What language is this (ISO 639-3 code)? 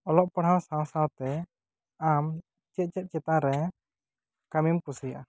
sat